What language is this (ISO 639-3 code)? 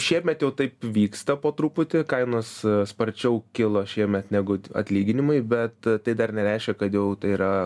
lit